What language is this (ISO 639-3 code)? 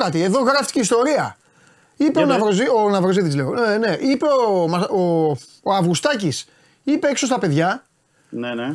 ell